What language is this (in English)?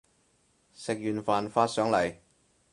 Cantonese